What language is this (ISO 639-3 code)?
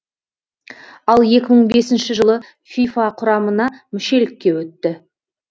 kaz